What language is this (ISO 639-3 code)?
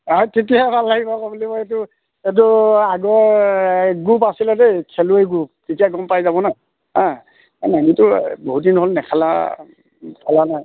asm